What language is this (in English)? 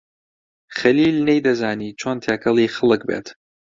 Central Kurdish